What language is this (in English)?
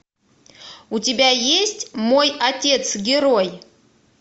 Russian